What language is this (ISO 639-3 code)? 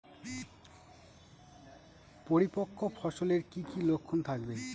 ben